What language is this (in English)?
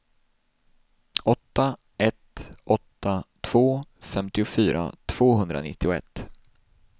Swedish